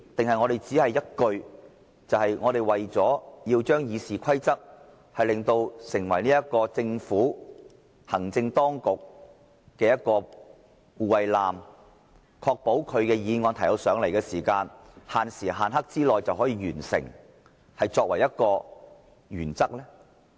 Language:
Cantonese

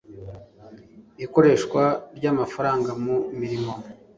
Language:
Kinyarwanda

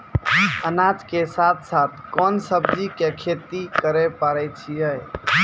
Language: Maithili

